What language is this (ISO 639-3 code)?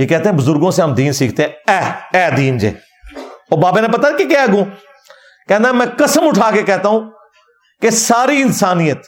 urd